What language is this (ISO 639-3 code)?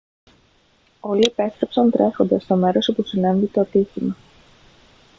ell